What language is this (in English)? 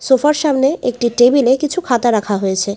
Bangla